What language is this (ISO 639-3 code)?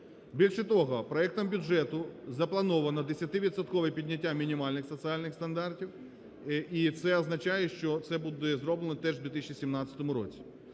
ukr